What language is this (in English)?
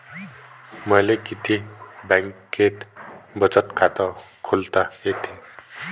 Marathi